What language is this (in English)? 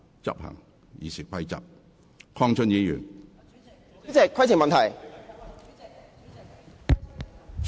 Cantonese